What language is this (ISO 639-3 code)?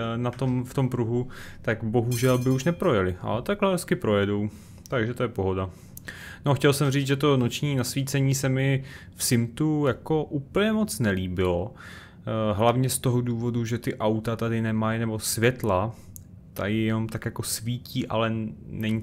ces